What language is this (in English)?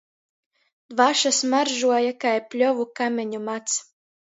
Latgalian